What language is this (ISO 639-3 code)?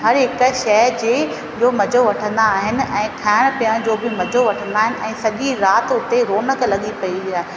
snd